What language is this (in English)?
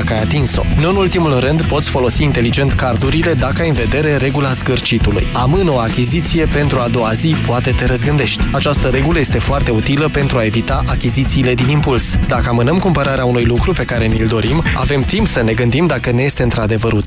Romanian